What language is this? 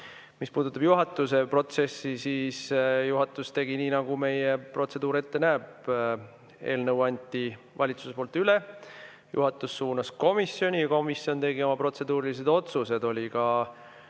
Estonian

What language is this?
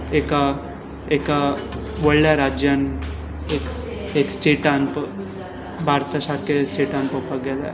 Konkani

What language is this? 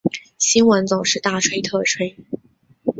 Chinese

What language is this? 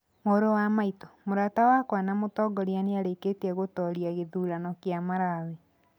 Kikuyu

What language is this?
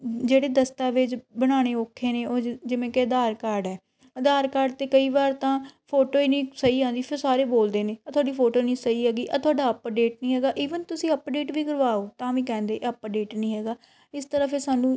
Punjabi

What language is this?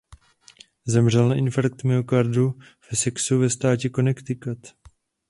Czech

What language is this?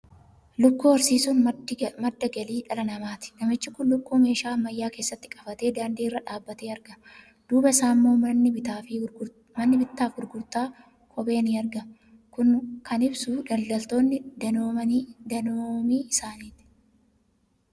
Oromo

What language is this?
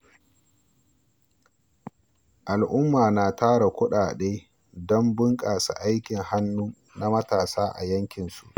Hausa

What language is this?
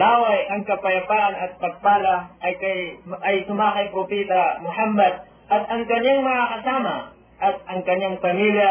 Filipino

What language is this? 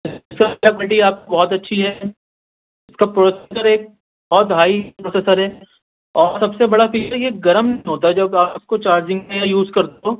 Urdu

